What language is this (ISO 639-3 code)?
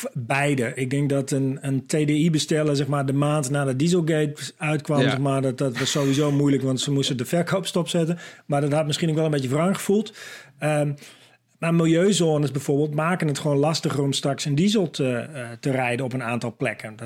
nld